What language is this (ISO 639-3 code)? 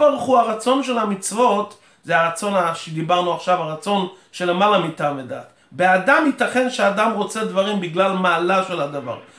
heb